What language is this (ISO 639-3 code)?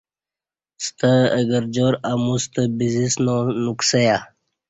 bsh